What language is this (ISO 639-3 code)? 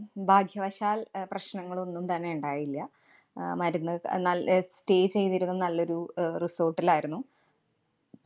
mal